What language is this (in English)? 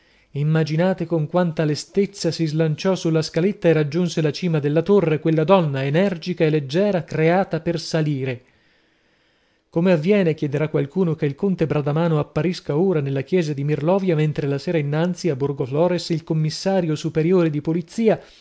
Italian